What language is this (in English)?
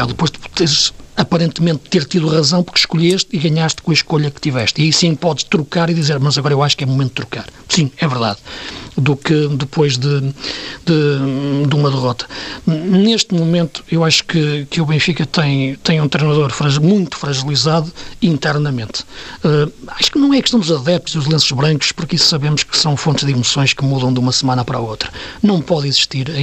Portuguese